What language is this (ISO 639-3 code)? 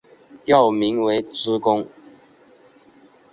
zho